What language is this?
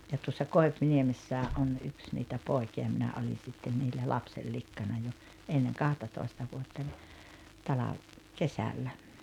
Finnish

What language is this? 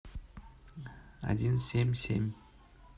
Russian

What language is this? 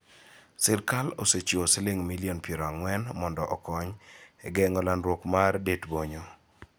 Luo (Kenya and Tanzania)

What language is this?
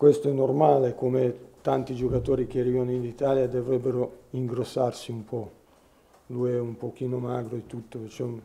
Italian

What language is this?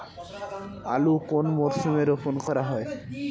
Bangla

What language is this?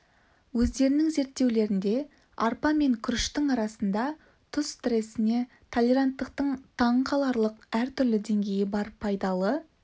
Kazakh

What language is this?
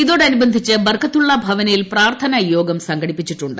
Malayalam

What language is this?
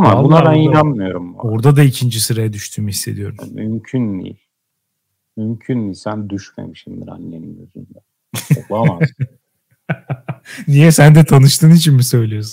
Turkish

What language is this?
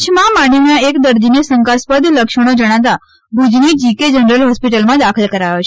Gujarati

